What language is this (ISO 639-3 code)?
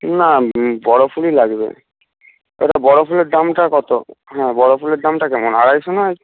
ben